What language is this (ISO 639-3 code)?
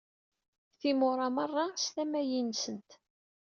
kab